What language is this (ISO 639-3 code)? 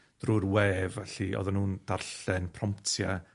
cym